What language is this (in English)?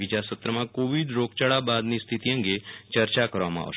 Gujarati